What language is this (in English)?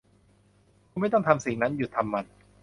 Thai